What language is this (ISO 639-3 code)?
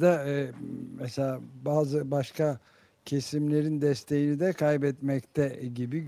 tur